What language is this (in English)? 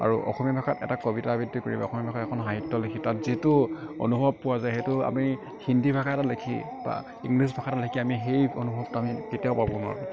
Assamese